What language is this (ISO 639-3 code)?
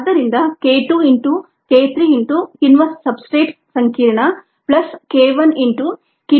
kan